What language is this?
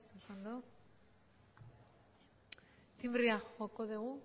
Basque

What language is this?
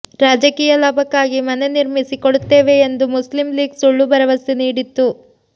Kannada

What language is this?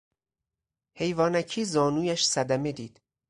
Persian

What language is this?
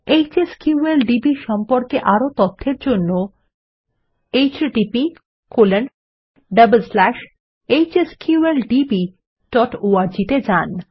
Bangla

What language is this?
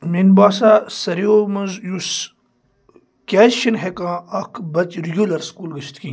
Kashmiri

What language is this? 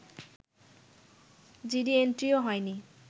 Bangla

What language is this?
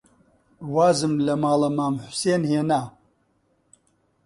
Central Kurdish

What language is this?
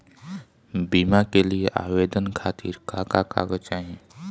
Bhojpuri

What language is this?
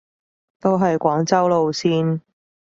Cantonese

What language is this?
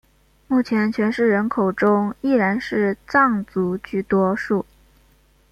Chinese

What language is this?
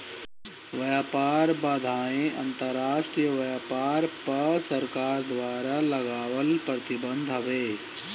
Bhojpuri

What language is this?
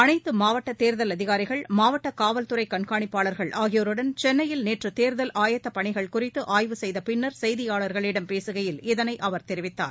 Tamil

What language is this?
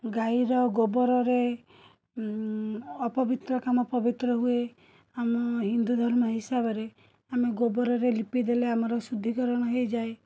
Odia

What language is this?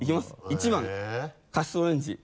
Japanese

